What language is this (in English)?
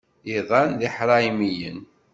Kabyle